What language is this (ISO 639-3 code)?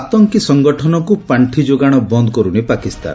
ori